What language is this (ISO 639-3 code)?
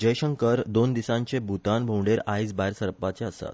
kok